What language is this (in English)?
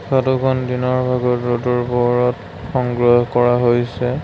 Assamese